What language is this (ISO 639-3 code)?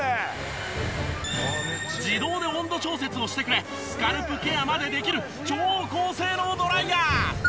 jpn